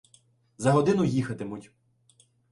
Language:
Ukrainian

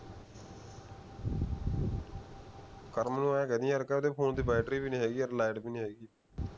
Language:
Punjabi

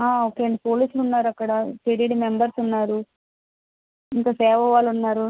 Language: Telugu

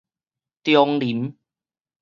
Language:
Min Nan Chinese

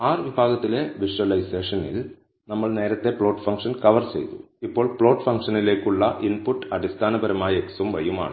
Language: Malayalam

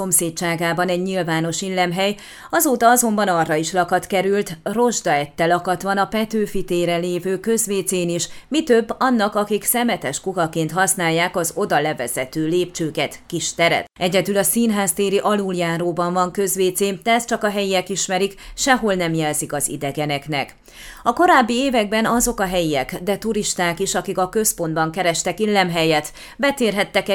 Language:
Hungarian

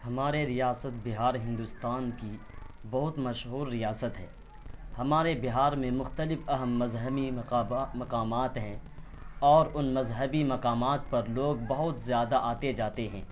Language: Urdu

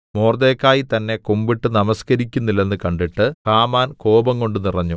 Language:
Malayalam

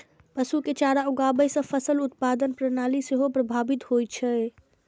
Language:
Maithili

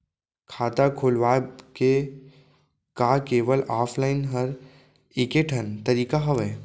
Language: Chhattisgarhi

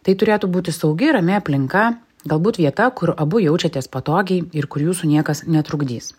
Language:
Lithuanian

